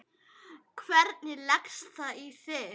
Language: Icelandic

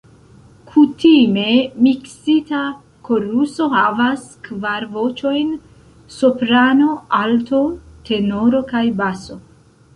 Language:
Esperanto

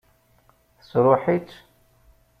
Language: Kabyle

